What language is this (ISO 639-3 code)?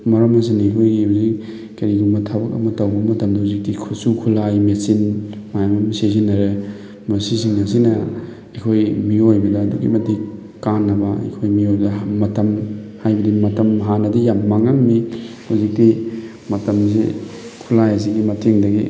mni